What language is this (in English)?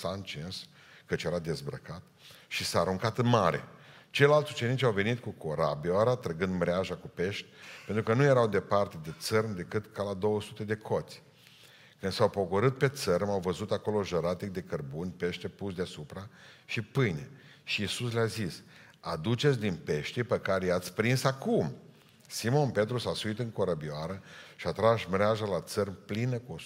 Romanian